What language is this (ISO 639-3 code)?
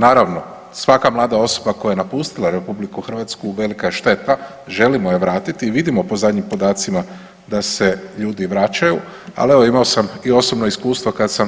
hrv